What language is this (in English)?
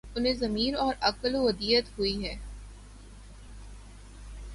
Urdu